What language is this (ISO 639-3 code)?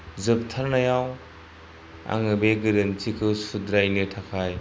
brx